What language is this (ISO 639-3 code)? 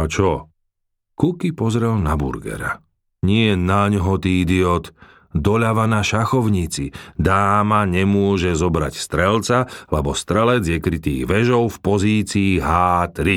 slk